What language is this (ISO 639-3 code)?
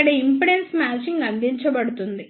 tel